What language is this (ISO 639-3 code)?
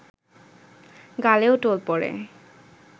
ben